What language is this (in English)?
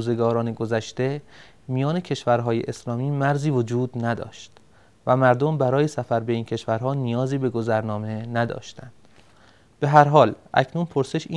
Persian